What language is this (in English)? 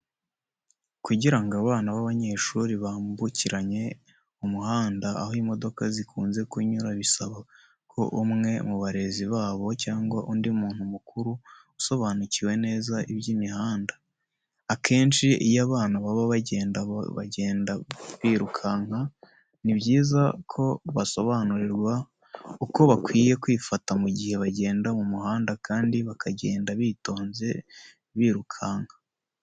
Kinyarwanda